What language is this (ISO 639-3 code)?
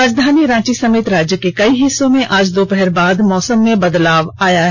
hin